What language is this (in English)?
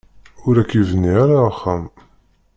Kabyle